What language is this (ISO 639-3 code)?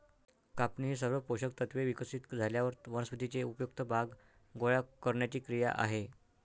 mar